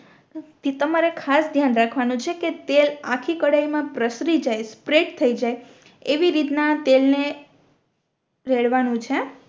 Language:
Gujarati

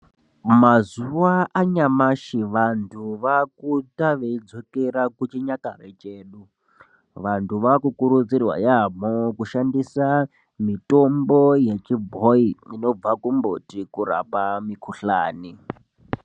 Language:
Ndau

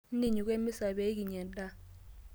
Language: Masai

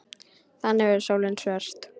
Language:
Icelandic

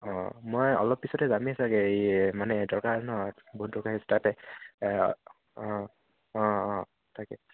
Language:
Assamese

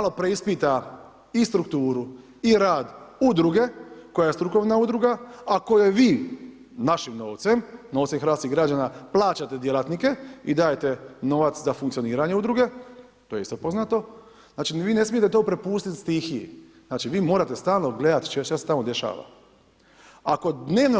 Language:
Croatian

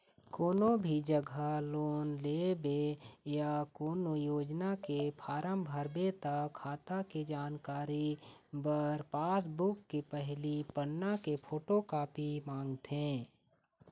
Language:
Chhattisgarhi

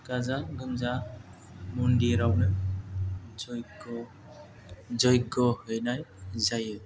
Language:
Bodo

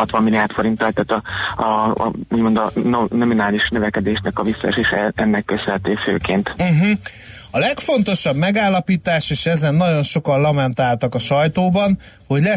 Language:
Hungarian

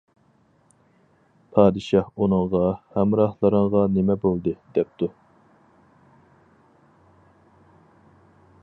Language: Uyghur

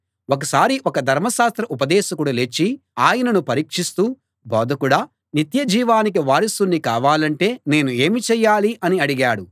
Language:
Telugu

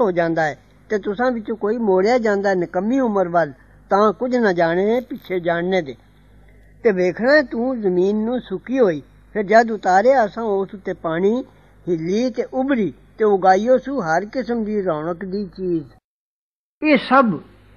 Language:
Punjabi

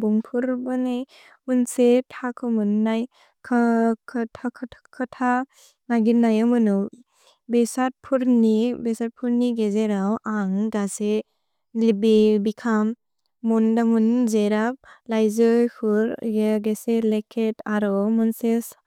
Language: Bodo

